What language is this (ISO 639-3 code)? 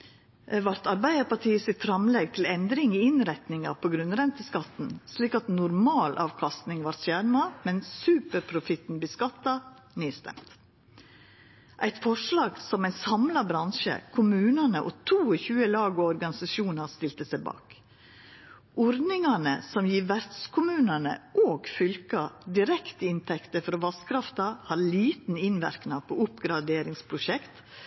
nno